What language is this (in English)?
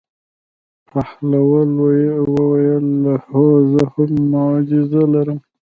Pashto